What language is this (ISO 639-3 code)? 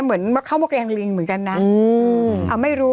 tha